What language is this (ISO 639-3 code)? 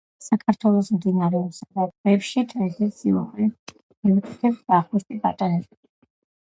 kat